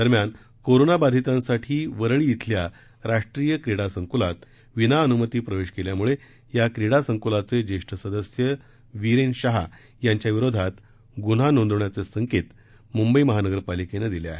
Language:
Marathi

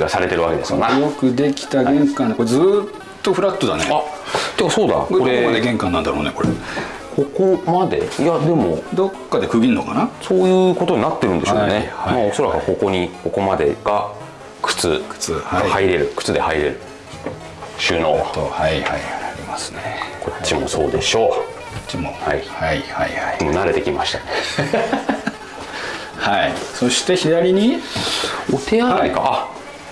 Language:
Japanese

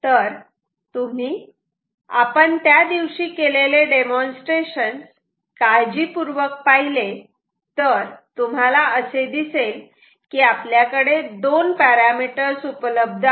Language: Marathi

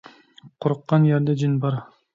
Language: Uyghur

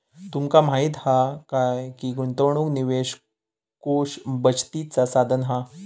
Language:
Marathi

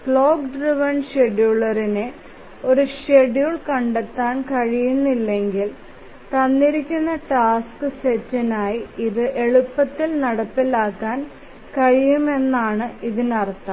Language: Malayalam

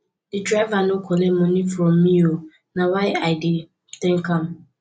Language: Nigerian Pidgin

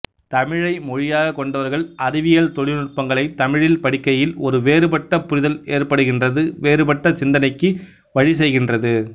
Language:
Tamil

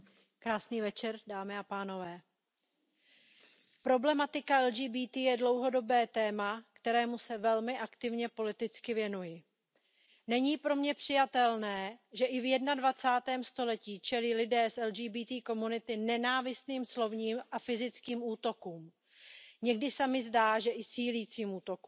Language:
Czech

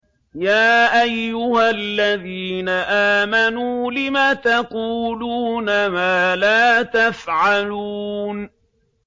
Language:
Arabic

